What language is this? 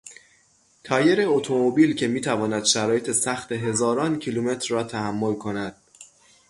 Persian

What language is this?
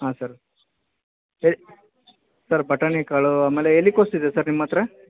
Kannada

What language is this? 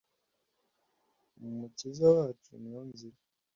Kinyarwanda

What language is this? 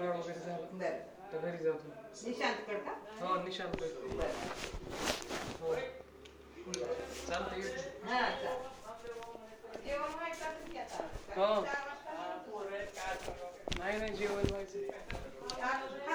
Marathi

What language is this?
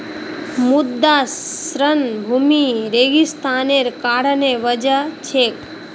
Magahi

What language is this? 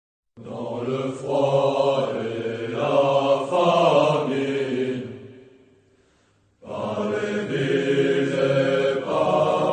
Romanian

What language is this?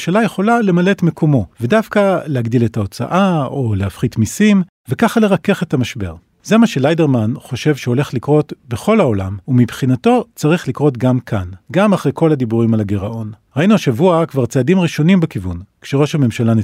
Hebrew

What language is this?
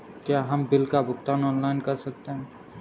Hindi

